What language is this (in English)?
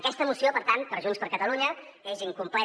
Catalan